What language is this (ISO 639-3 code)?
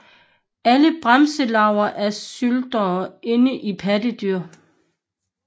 dan